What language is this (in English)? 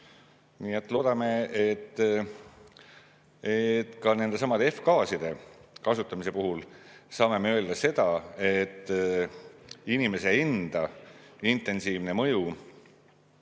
Estonian